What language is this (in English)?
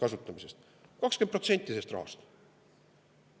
Estonian